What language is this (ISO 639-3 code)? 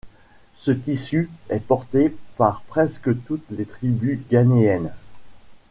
fra